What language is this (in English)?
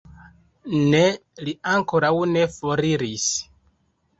Esperanto